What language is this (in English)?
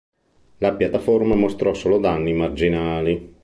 Italian